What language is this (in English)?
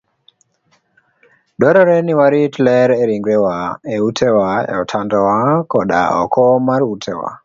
Luo (Kenya and Tanzania)